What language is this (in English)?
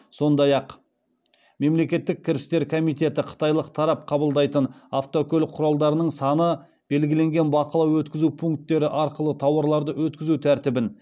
Kazakh